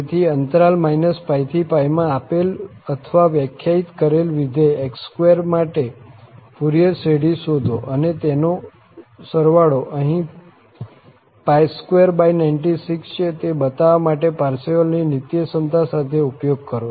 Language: Gujarati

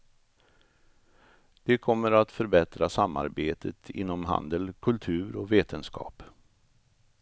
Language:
Swedish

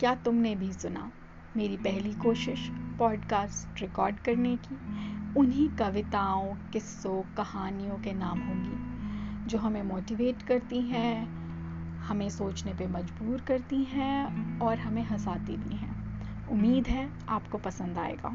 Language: Hindi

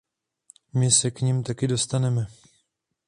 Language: Czech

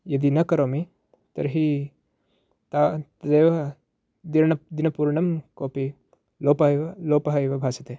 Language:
Sanskrit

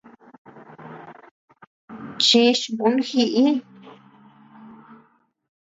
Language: Tepeuxila Cuicatec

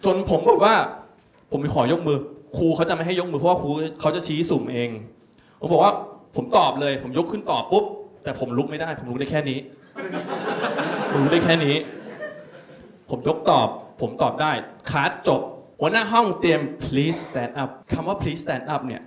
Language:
Thai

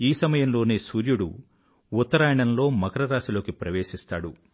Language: Telugu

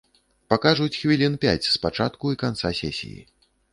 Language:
Belarusian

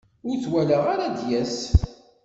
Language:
Kabyle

